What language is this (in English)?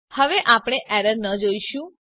Gujarati